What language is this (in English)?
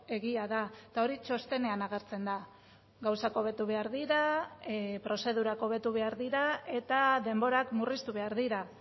Basque